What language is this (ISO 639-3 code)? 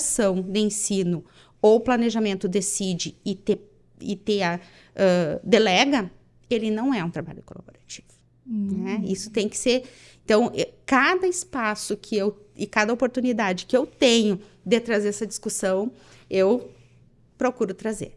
por